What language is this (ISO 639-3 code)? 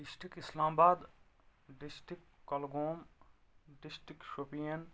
kas